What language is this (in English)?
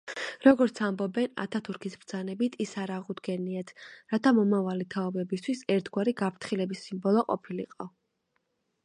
Georgian